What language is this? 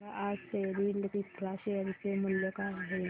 Marathi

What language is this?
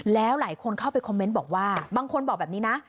Thai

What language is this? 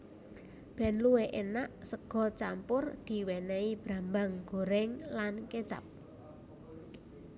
Javanese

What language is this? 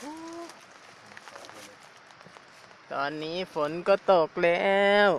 Thai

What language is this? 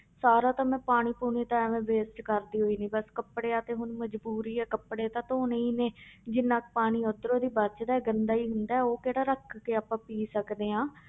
Punjabi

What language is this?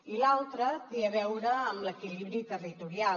Catalan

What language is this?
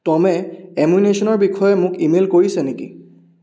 Assamese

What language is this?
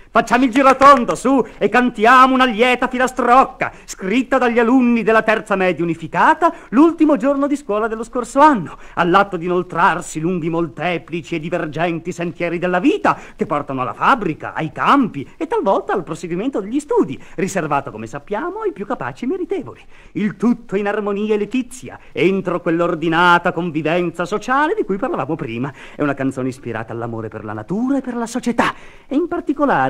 Italian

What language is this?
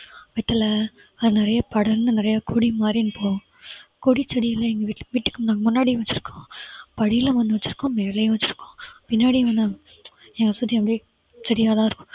Tamil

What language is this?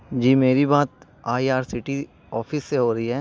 Urdu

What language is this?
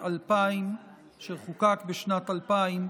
Hebrew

